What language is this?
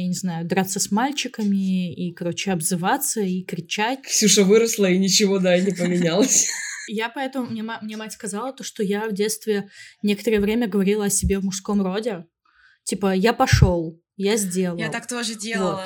Russian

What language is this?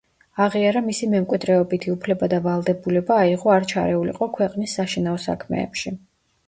Georgian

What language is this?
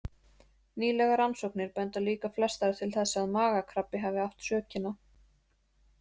Icelandic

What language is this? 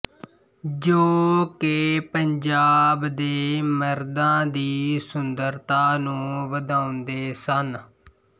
Punjabi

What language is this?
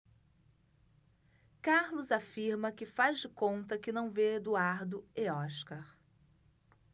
Portuguese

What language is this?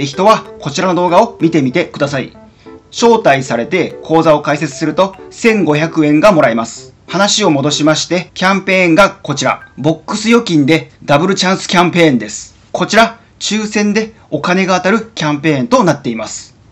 Japanese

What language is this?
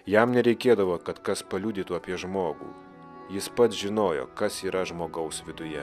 Lithuanian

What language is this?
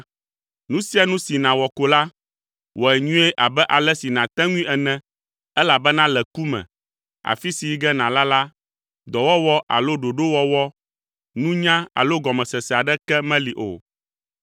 Ewe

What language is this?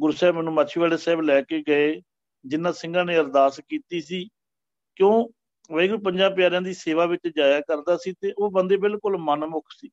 Punjabi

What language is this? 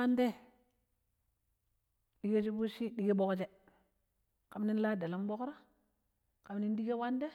Pero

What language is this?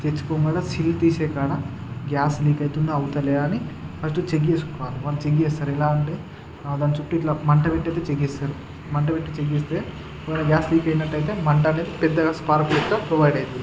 Telugu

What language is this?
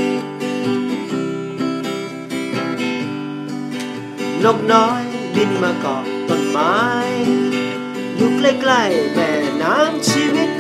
Thai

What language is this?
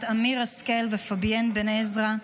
Hebrew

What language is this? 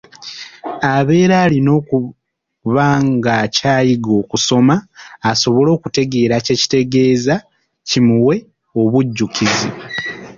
Ganda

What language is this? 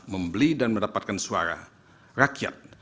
Indonesian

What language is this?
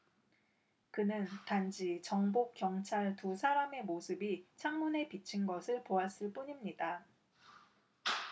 Korean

